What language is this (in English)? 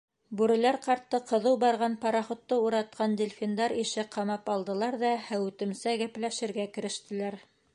Bashkir